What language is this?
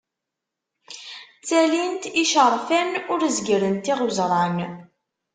Kabyle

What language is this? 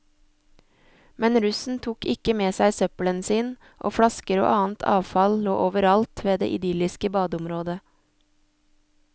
Norwegian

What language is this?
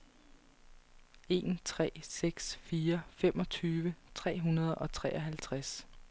Danish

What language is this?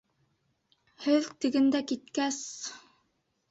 Bashkir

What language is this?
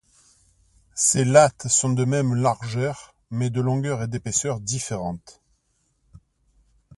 French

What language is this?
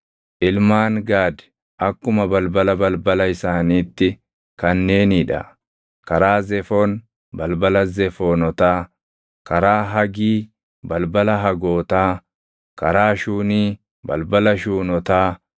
Oromo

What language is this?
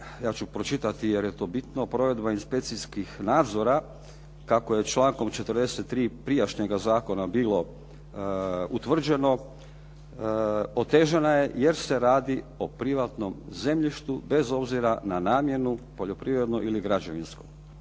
Croatian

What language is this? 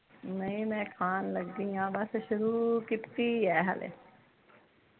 Punjabi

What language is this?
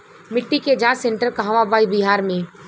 Bhojpuri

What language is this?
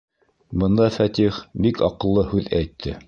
Bashkir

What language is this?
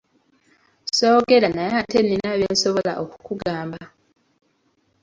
Ganda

